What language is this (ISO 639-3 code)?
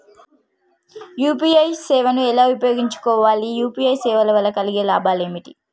tel